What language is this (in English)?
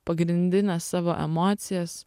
Lithuanian